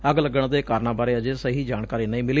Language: Punjabi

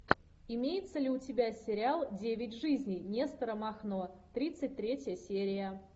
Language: Russian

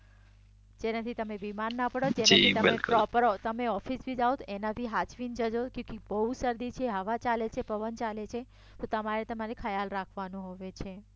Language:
Gujarati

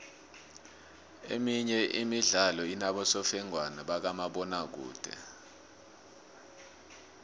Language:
South Ndebele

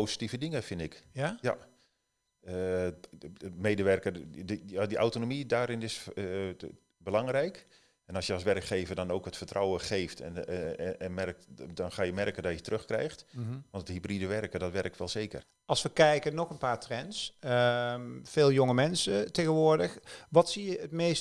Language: Dutch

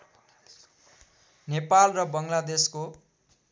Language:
Nepali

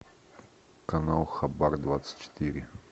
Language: Russian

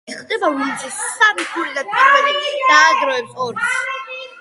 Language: Georgian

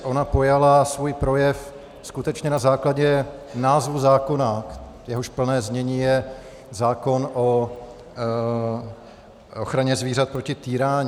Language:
Czech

